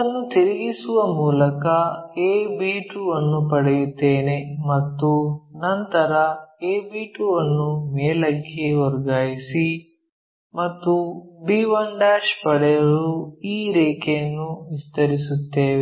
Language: Kannada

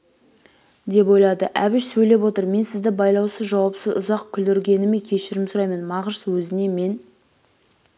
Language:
Kazakh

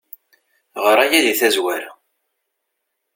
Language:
Kabyle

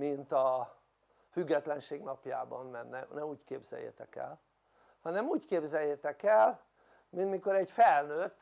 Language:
Hungarian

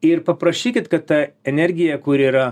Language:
Lithuanian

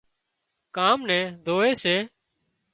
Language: Wadiyara Koli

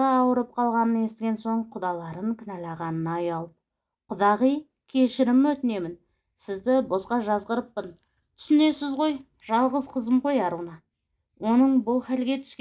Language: Turkish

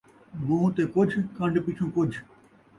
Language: Saraiki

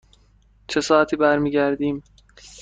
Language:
Persian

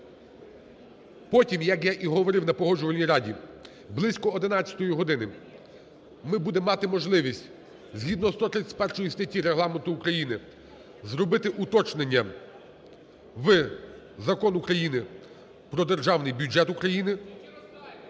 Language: Ukrainian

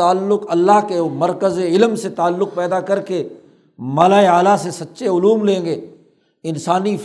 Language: Urdu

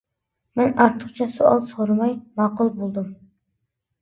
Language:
Uyghur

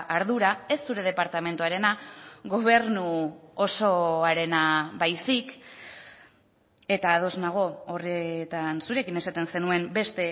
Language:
Basque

